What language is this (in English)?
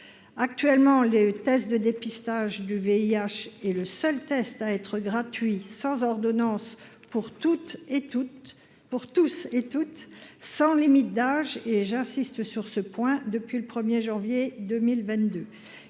French